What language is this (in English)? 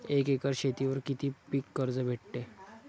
Marathi